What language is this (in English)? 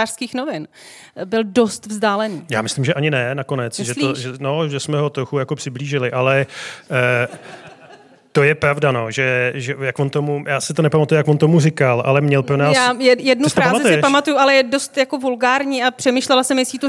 Czech